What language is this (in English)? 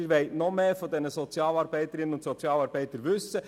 Swiss German